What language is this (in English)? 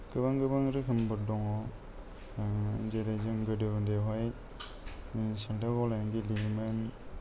Bodo